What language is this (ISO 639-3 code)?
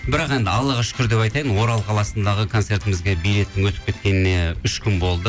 kaz